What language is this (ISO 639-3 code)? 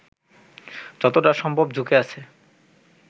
ben